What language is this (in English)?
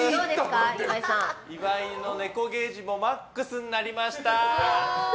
Japanese